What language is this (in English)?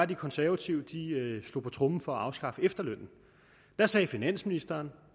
Danish